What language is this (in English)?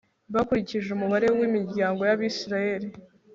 Kinyarwanda